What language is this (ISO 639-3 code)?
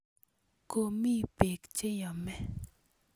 kln